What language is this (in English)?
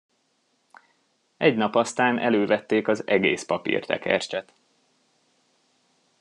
Hungarian